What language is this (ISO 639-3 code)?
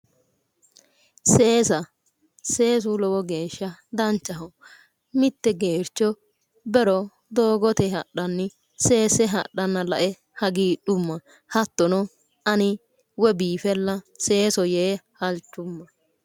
sid